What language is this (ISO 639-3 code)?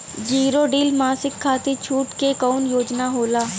bho